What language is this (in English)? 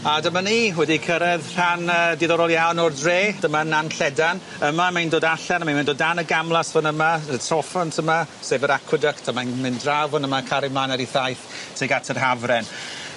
Welsh